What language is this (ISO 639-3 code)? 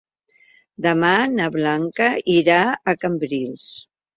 cat